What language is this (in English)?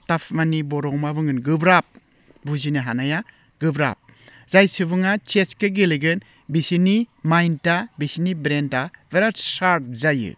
Bodo